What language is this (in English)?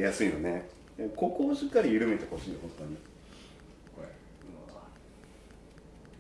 Japanese